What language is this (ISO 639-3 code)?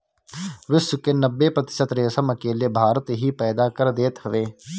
bho